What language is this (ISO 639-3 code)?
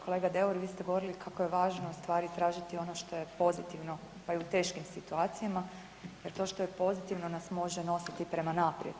hrv